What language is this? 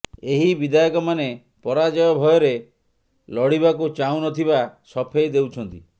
Odia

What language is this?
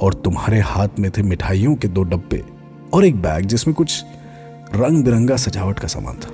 Hindi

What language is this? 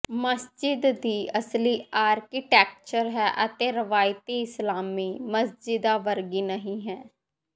Punjabi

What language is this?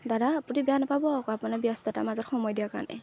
Assamese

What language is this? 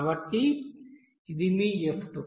Telugu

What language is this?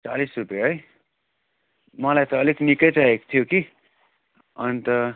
Nepali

